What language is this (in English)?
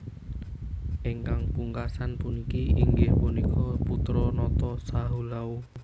Javanese